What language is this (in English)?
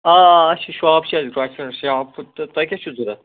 Kashmiri